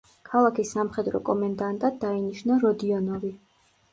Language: Georgian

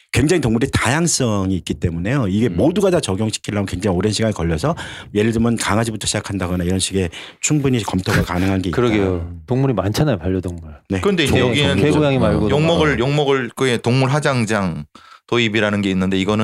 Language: Korean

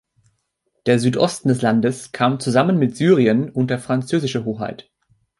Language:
German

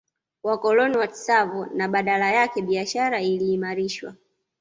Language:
Swahili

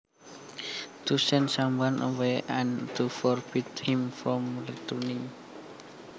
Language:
Javanese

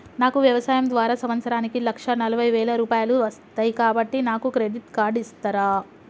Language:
Telugu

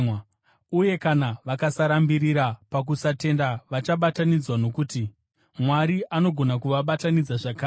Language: Shona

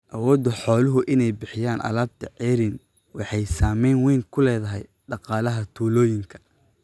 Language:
Somali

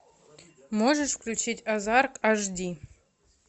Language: Russian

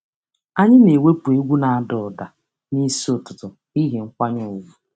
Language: Igbo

